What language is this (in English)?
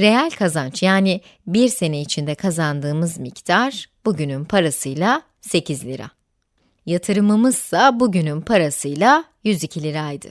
Turkish